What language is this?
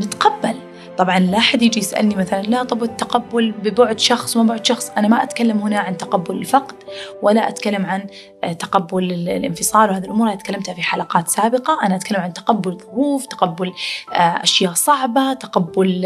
Arabic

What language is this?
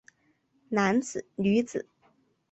Chinese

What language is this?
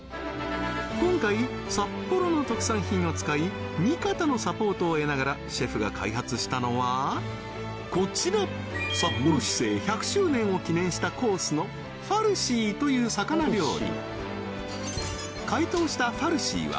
Japanese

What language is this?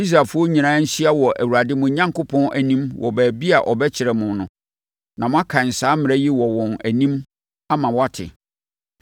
Akan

